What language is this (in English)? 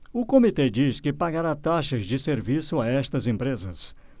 Portuguese